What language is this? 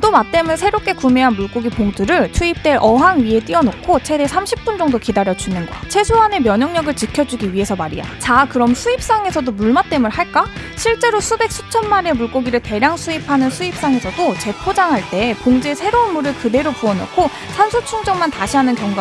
Korean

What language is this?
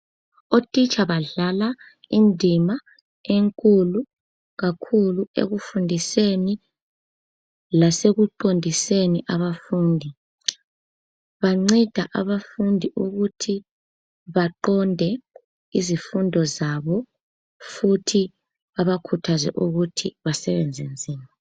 North Ndebele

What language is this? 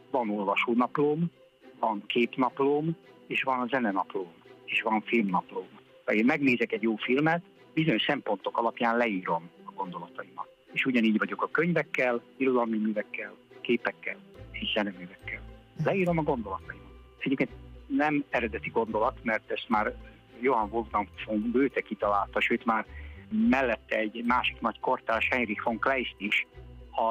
Hungarian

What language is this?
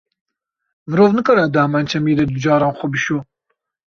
Kurdish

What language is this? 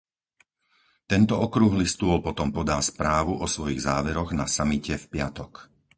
Slovak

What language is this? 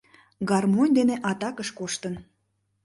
Mari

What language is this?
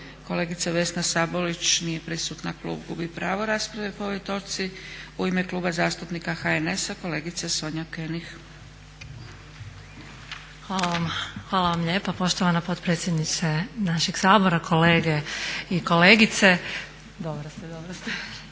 Croatian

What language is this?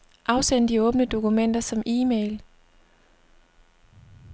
Danish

